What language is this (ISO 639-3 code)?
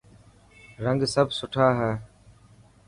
mki